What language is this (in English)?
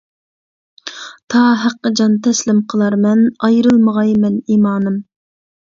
Uyghur